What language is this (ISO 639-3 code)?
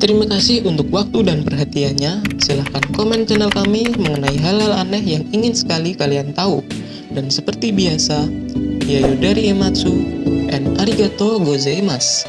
ind